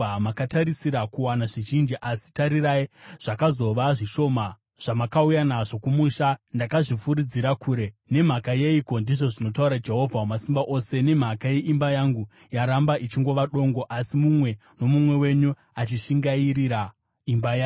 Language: Shona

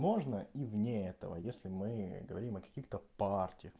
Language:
Russian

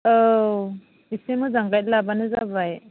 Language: Bodo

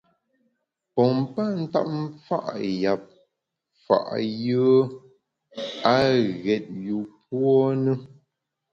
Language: Bamun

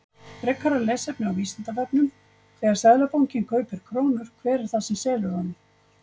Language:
Icelandic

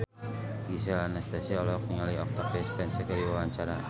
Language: Sundanese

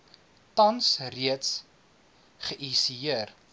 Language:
Afrikaans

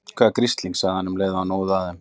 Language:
Icelandic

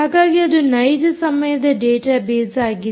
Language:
Kannada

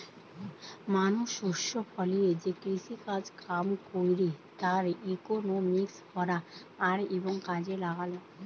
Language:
Bangla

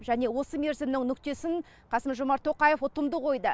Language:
Kazakh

